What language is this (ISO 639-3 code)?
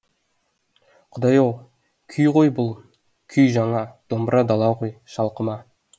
kaz